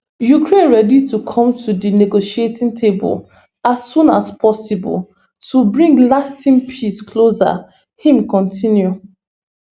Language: Nigerian Pidgin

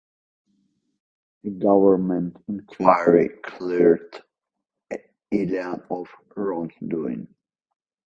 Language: English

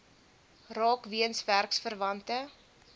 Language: Afrikaans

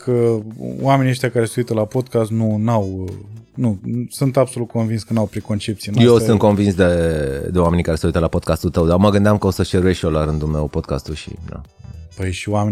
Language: Romanian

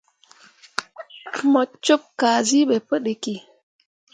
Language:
Mundang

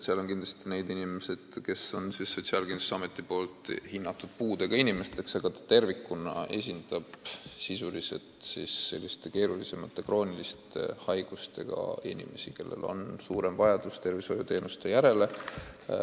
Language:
Estonian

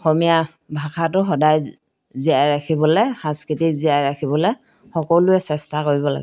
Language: Assamese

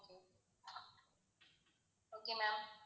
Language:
Tamil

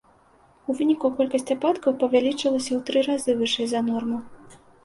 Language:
Belarusian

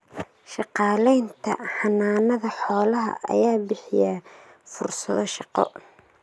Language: Somali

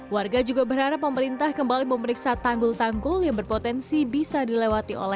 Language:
Indonesian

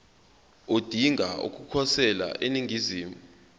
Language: Zulu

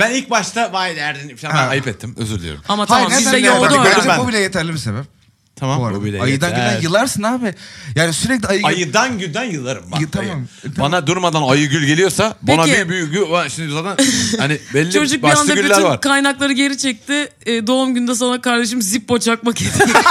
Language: Turkish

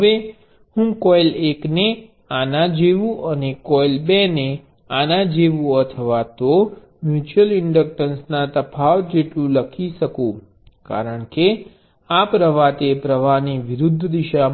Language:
Gujarati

